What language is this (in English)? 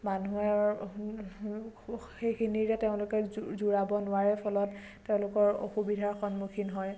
Assamese